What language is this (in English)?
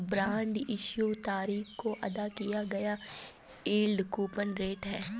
Hindi